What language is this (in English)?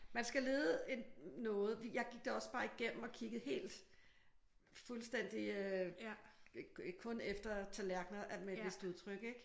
Danish